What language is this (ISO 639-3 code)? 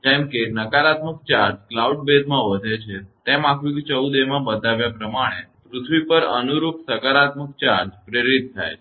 guj